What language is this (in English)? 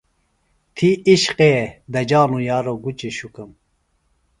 Phalura